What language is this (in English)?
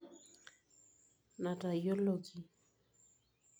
Masai